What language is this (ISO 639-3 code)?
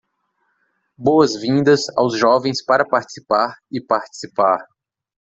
por